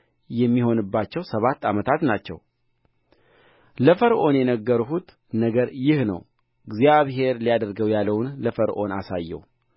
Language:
Amharic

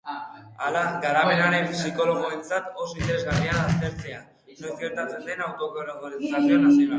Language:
Basque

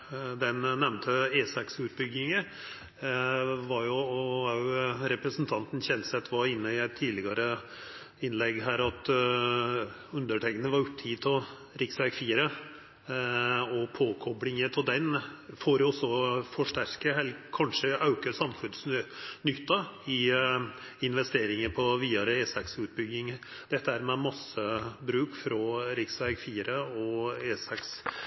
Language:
Norwegian Nynorsk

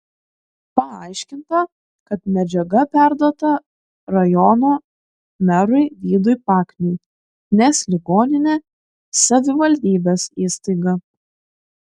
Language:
Lithuanian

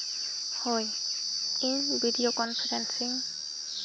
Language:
Santali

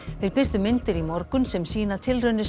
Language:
Icelandic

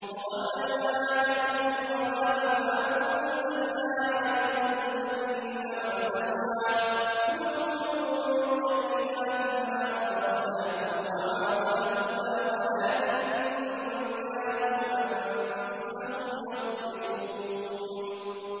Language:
Arabic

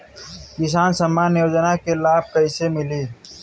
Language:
Bhojpuri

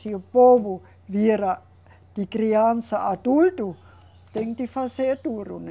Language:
Portuguese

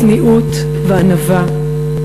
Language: Hebrew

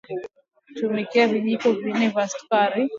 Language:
Swahili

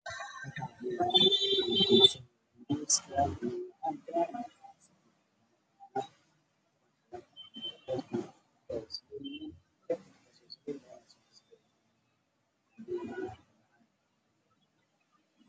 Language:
Somali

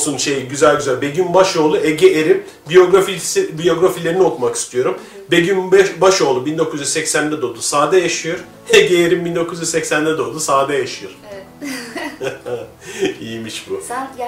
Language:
Turkish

